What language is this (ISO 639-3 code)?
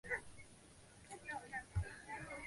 zho